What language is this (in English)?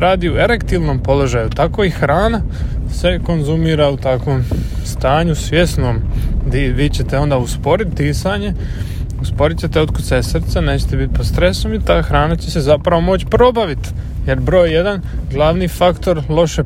Croatian